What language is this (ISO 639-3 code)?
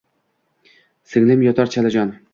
uzb